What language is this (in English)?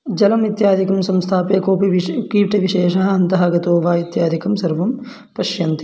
Sanskrit